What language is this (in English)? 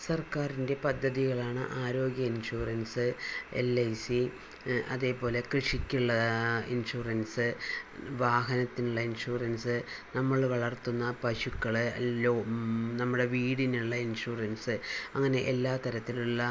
Malayalam